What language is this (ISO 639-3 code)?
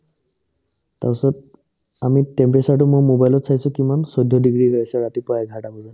asm